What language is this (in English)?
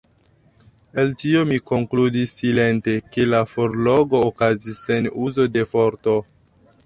Esperanto